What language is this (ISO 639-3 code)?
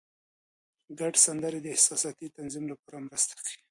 pus